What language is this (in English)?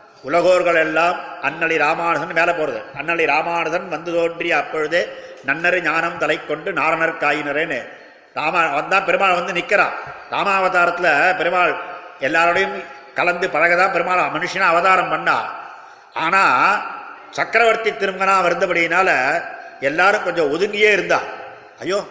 Tamil